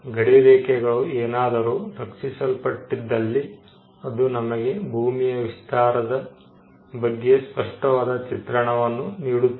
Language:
Kannada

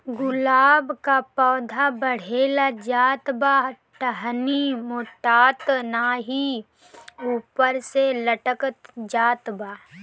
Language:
Bhojpuri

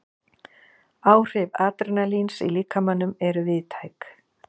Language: Icelandic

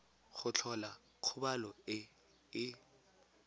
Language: Tswana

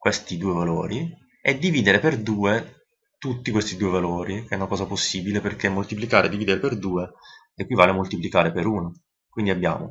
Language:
Italian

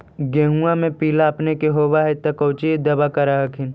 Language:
Magahi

